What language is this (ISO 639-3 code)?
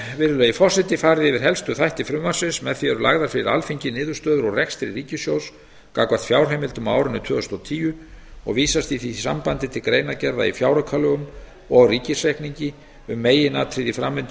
isl